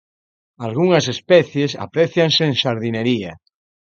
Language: Galician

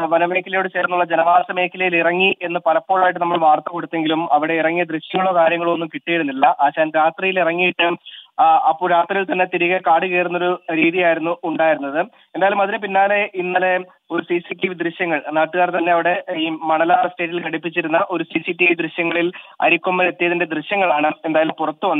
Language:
Arabic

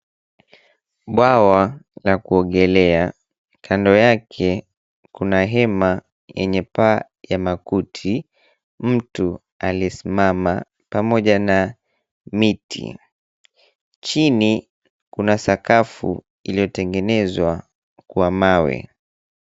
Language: Swahili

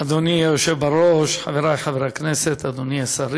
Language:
Hebrew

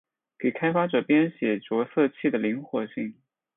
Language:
Chinese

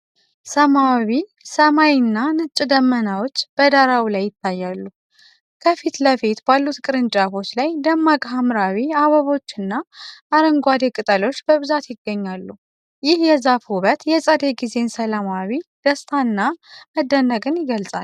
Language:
Amharic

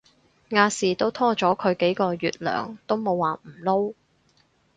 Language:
Cantonese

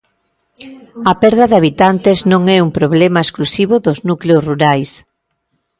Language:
Galician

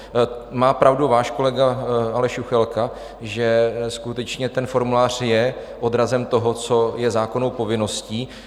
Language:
Czech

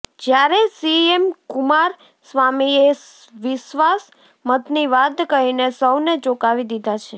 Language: Gujarati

